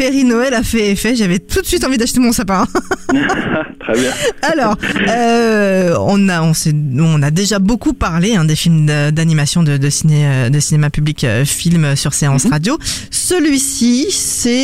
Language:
French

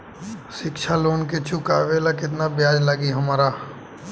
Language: Bhojpuri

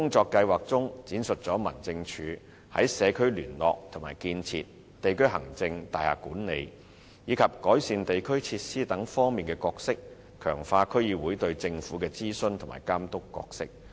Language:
Cantonese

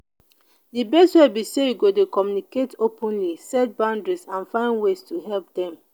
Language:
Nigerian Pidgin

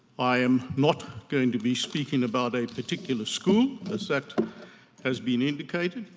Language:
English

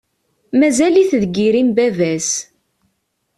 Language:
Kabyle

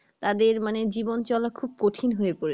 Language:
Bangla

